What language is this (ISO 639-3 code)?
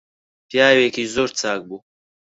ckb